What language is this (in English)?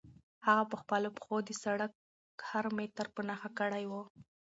Pashto